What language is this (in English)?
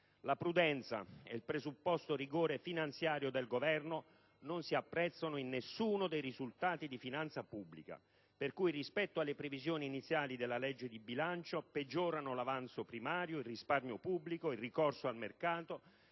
Italian